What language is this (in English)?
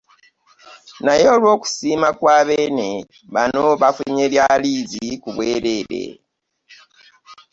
Ganda